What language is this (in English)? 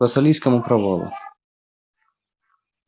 Russian